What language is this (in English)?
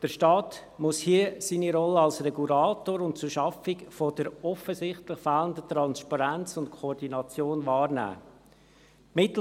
Swiss German